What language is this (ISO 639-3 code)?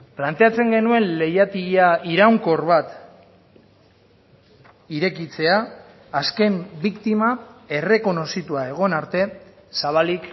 eus